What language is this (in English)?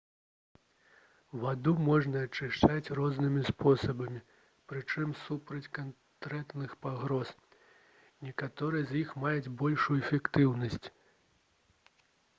Belarusian